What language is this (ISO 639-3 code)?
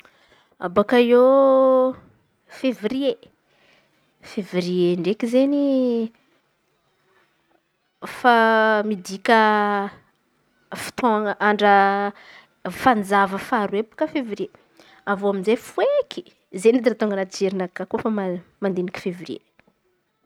xmv